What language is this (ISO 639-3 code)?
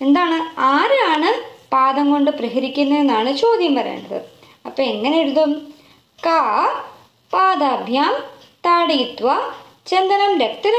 mal